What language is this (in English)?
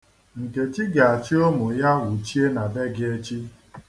Igbo